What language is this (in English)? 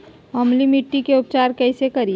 Magahi